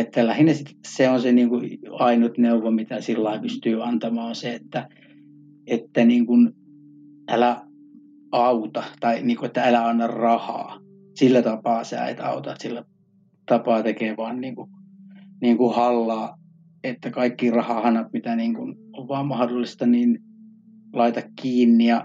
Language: Finnish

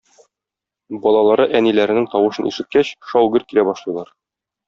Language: Tatar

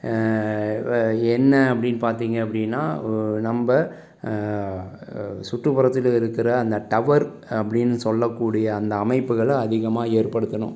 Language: Tamil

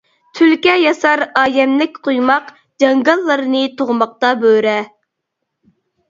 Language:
Uyghur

